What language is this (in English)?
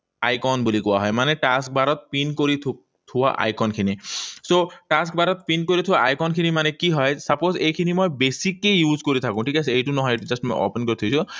Assamese